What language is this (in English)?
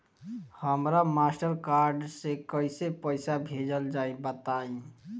Bhojpuri